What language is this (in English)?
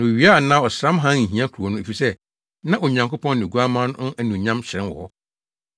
Akan